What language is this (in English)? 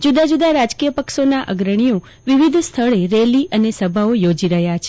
Gujarati